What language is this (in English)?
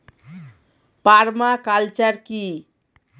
Bangla